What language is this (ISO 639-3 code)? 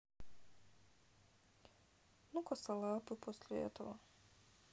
rus